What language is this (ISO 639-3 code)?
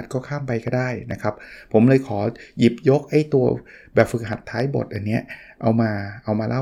tha